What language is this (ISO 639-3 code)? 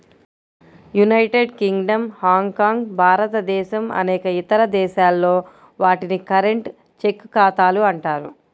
tel